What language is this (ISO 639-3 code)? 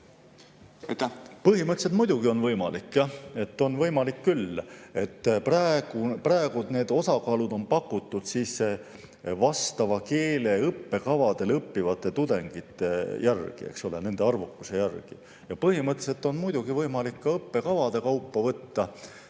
est